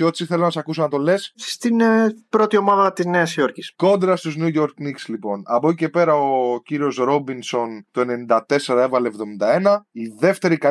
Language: Greek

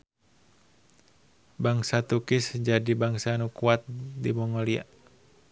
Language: Sundanese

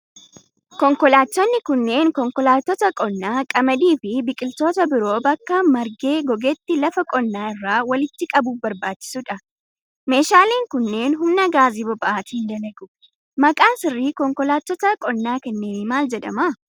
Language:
Oromo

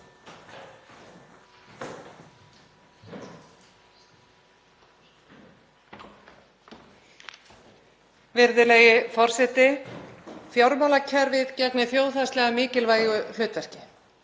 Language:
Icelandic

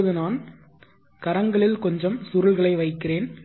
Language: Tamil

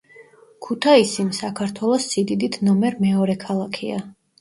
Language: Georgian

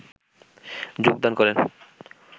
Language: Bangla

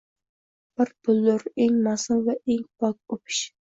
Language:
Uzbek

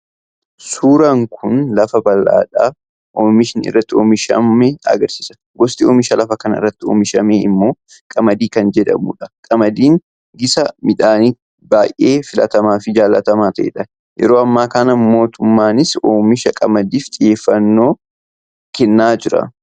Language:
Oromo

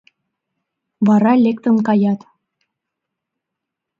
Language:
Mari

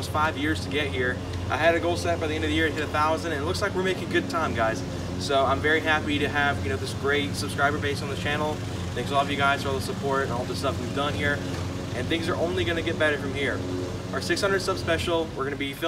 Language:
English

